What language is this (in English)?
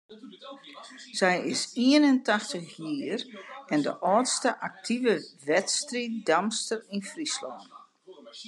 Western Frisian